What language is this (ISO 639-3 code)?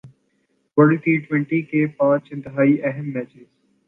urd